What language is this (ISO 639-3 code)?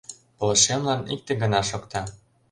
chm